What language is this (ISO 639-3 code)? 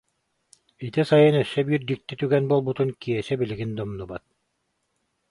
sah